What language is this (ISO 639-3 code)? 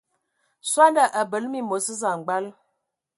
ewo